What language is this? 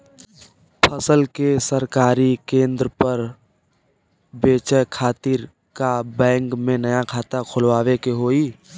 Bhojpuri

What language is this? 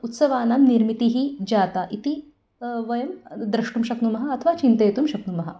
Sanskrit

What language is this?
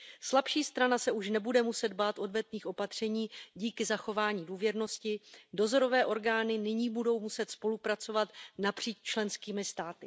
Czech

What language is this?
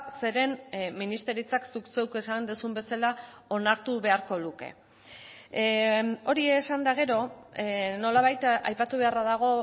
Basque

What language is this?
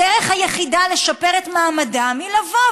Hebrew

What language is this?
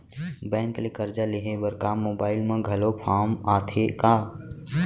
Chhattisgarhi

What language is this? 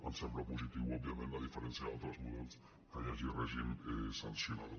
Catalan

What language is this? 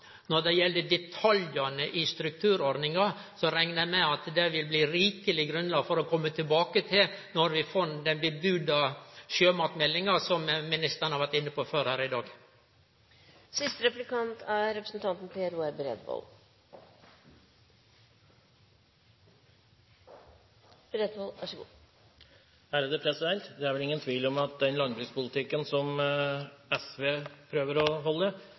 Norwegian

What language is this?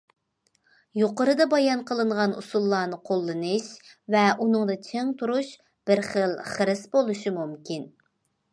Uyghur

